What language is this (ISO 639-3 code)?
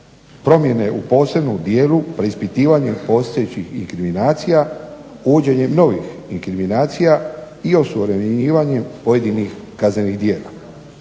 hrv